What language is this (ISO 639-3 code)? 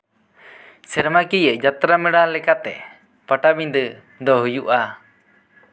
sat